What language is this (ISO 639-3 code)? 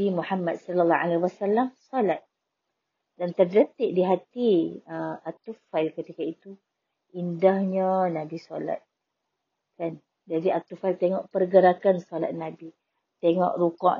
msa